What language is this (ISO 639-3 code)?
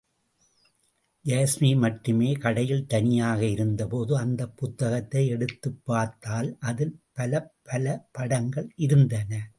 tam